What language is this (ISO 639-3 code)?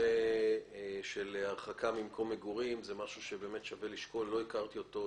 heb